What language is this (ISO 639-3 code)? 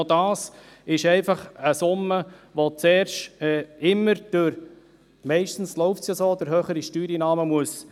gsw